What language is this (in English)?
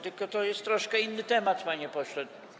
Polish